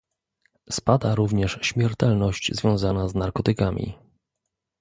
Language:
Polish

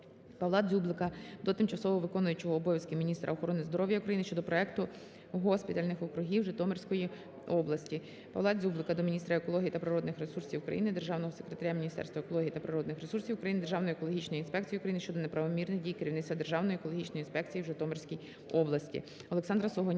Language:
Ukrainian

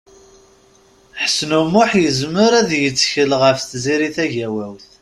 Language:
Kabyle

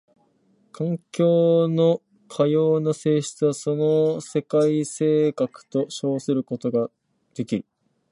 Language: Japanese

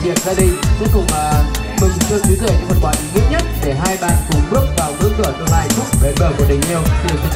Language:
Vietnamese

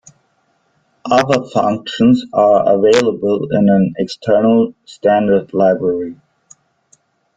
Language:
English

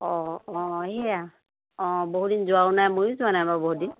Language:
Assamese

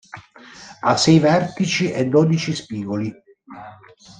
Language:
Italian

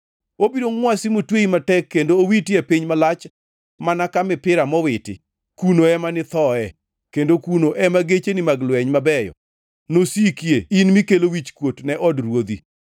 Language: Luo (Kenya and Tanzania)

